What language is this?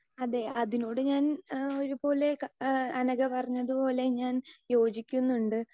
Malayalam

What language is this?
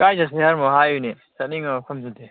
Manipuri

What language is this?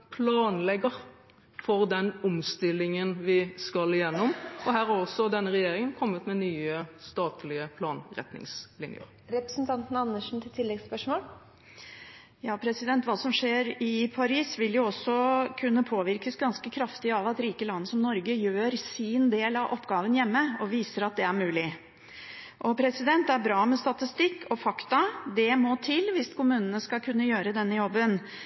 Norwegian Bokmål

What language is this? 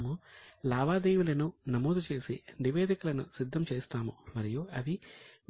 Telugu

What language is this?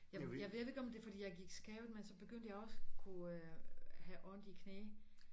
Danish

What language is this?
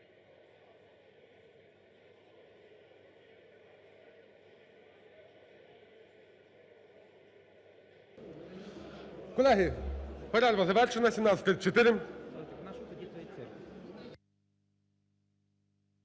Ukrainian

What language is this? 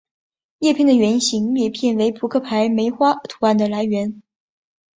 Chinese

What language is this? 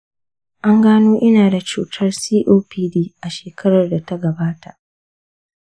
Hausa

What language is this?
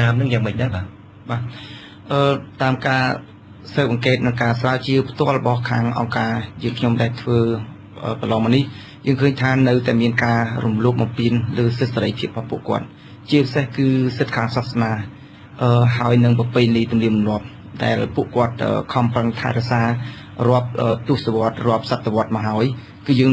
Thai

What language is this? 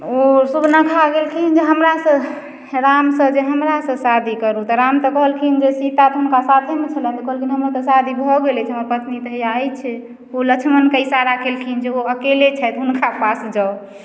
Maithili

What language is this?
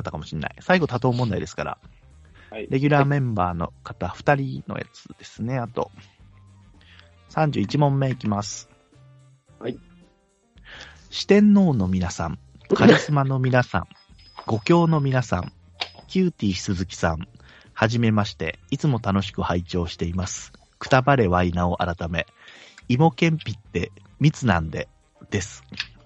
Japanese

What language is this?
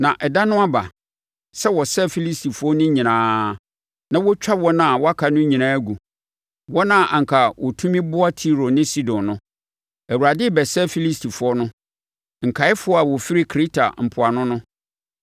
Akan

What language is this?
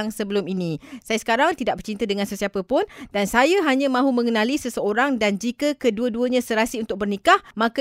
Malay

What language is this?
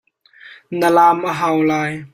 Hakha Chin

